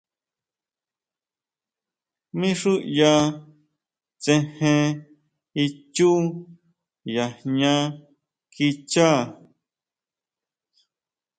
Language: Huautla Mazatec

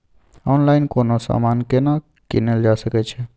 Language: Maithili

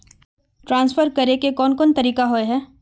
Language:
Magahi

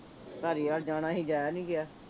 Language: Punjabi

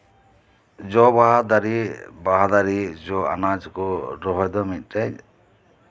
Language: Santali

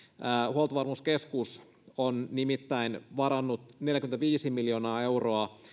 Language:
Finnish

